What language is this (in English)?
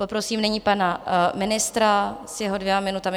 Czech